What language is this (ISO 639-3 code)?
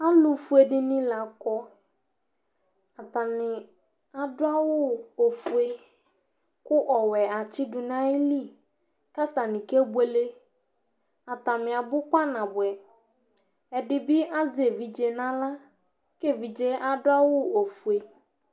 kpo